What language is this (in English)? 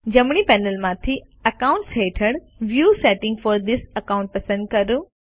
Gujarati